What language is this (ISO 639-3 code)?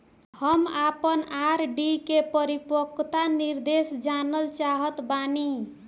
bho